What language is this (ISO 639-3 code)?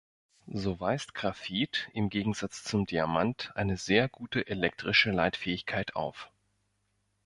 deu